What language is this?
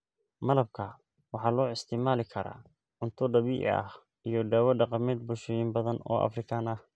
Somali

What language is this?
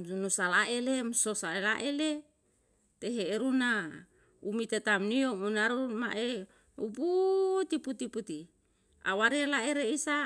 Yalahatan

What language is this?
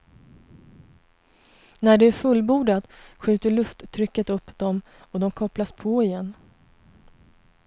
Swedish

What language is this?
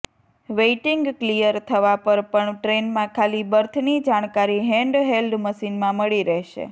Gujarati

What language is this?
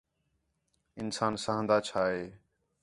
Khetrani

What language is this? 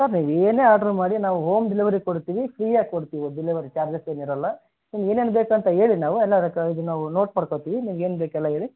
Kannada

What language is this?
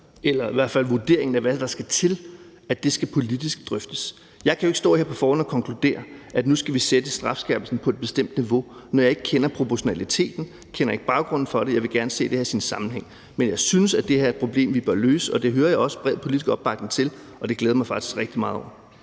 Danish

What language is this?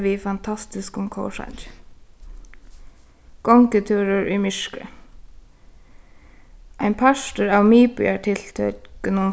Faroese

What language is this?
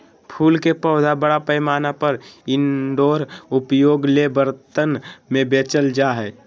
Magahi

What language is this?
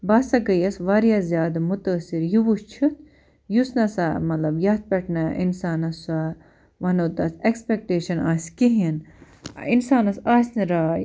Kashmiri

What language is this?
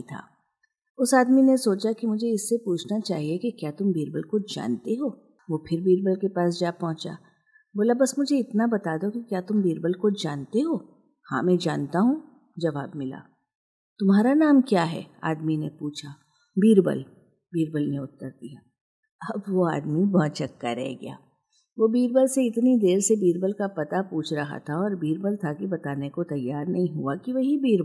Hindi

